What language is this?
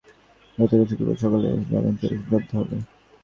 Bangla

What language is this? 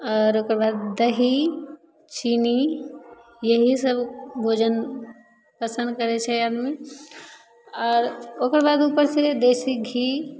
Maithili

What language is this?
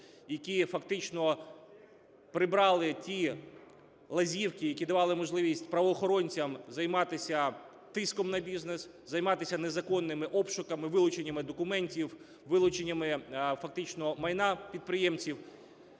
Ukrainian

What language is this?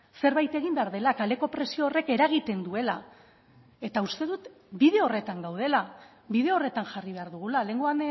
Basque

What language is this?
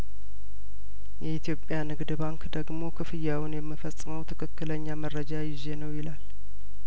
Amharic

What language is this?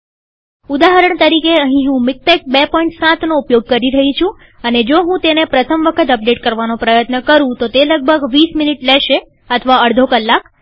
Gujarati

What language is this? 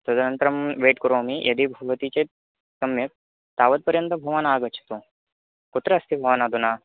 Sanskrit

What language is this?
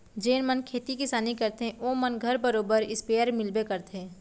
Chhattisgarhi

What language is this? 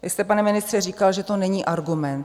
Czech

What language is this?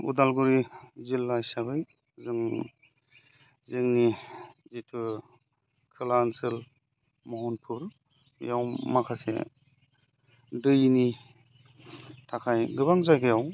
Bodo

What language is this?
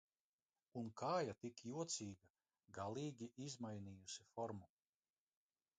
Latvian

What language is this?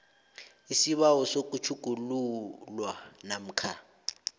South Ndebele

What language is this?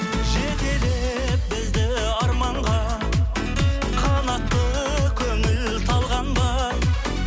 Kazakh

